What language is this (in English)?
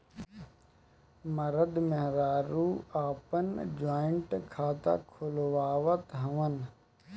Bhojpuri